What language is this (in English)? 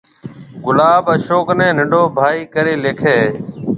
Marwari (Pakistan)